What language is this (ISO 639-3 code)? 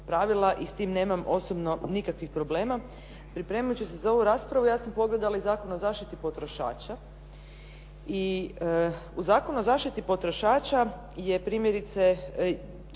hrv